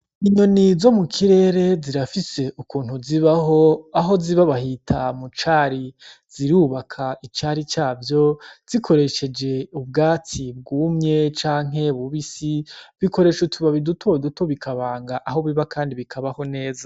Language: Rundi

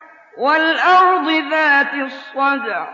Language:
Arabic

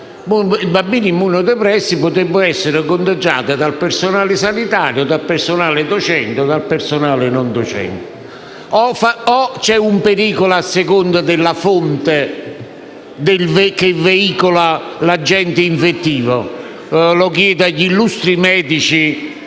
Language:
Italian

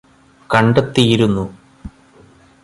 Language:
Malayalam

